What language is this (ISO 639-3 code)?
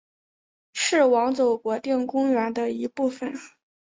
zho